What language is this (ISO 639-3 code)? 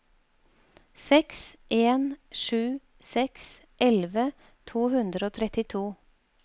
nor